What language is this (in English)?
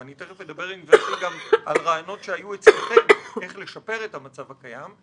Hebrew